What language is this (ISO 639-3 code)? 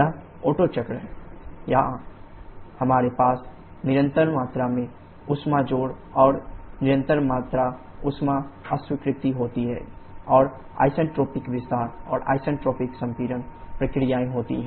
hin